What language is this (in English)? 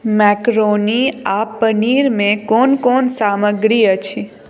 Maithili